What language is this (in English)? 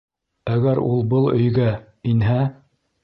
Bashkir